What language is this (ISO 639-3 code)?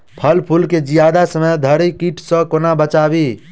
mai